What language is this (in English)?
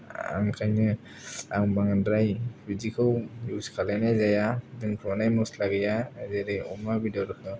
Bodo